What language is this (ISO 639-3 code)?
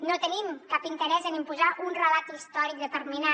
cat